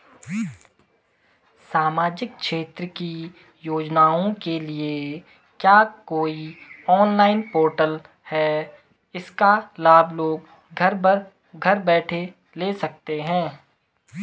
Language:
Hindi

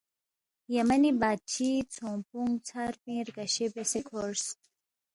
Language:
Balti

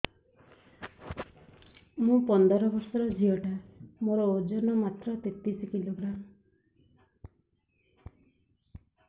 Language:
Odia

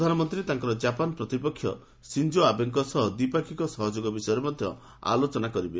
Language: Odia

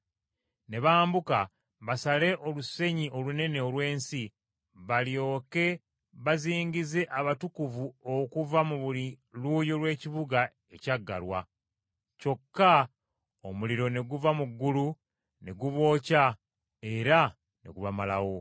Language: Ganda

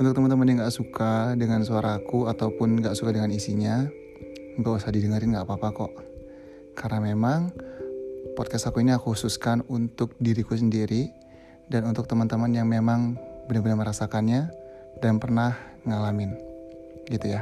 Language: Indonesian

